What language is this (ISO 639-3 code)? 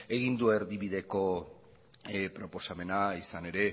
eus